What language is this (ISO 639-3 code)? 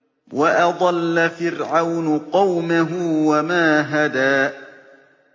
ara